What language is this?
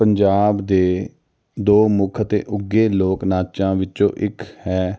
Punjabi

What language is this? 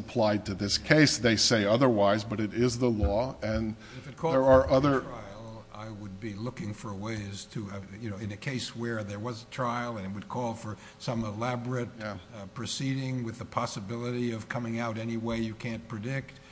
English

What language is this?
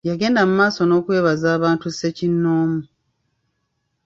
Ganda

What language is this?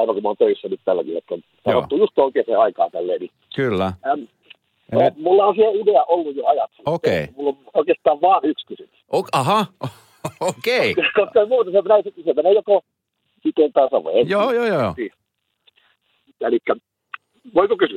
Finnish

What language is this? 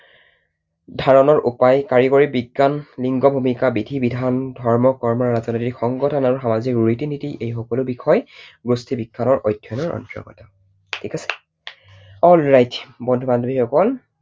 Assamese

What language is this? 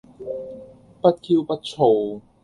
Cantonese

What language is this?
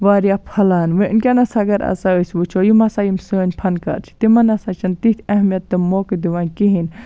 Kashmiri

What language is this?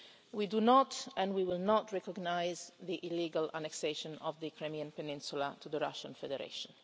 English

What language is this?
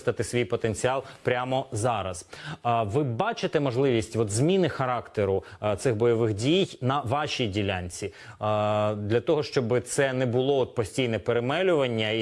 Ukrainian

